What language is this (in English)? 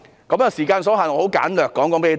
Cantonese